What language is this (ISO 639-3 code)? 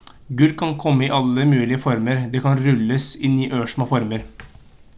nob